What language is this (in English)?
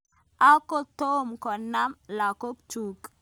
Kalenjin